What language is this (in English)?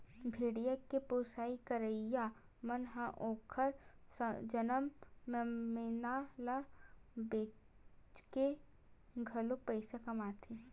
Chhattisgarhi